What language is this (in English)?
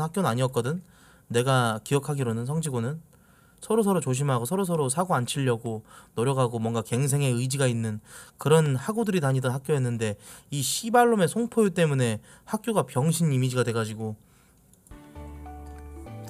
Korean